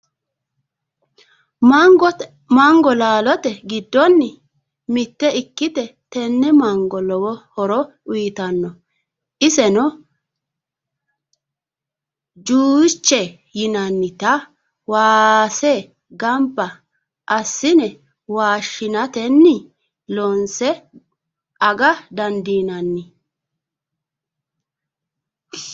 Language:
Sidamo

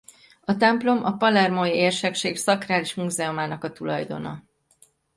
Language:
Hungarian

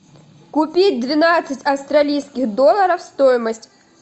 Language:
Russian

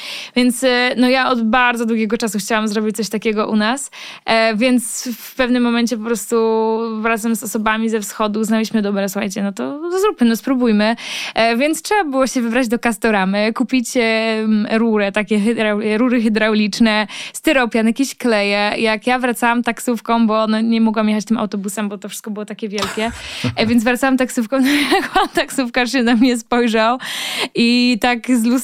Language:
Polish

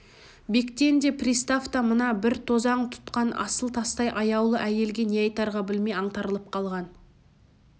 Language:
Kazakh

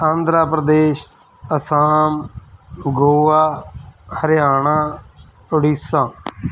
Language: Punjabi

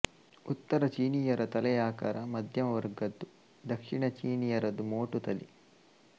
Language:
Kannada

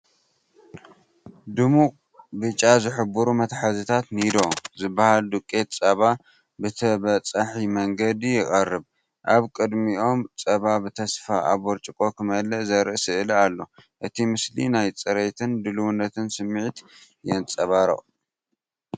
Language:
Tigrinya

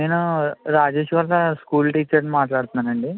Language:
Telugu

